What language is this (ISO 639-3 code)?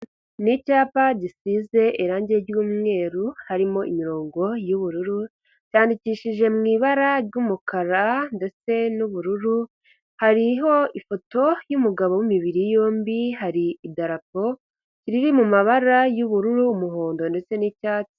kin